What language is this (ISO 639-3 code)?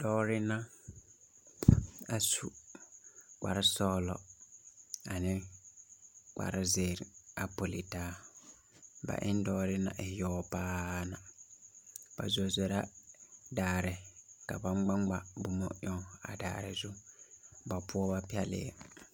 dga